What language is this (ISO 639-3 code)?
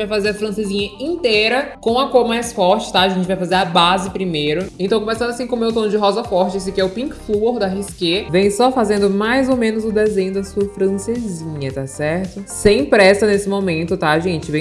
por